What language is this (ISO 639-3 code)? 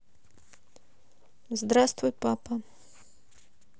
rus